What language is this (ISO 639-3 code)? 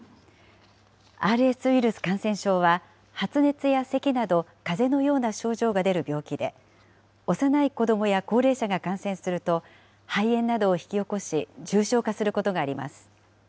jpn